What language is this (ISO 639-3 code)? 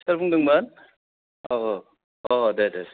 brx